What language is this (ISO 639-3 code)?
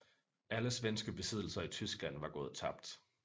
dan